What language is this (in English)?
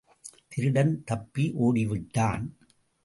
Tamil